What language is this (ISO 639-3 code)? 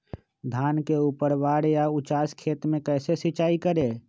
mag